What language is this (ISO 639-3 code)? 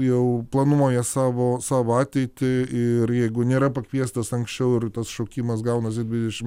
lit